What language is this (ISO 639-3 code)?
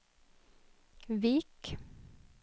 nor